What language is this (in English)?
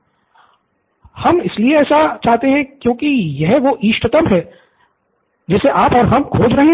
Hindi